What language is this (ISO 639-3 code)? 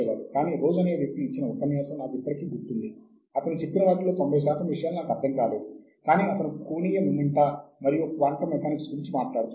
tel